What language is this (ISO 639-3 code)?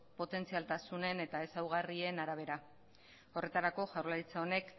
eus